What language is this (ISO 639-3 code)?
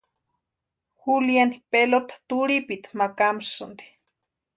pua